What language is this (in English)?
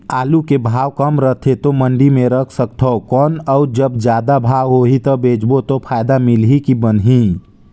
Chhattisgarhi